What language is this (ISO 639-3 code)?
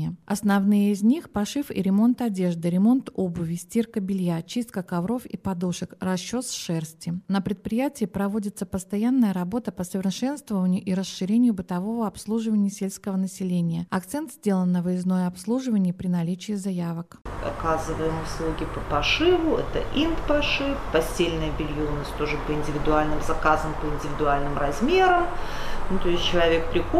rus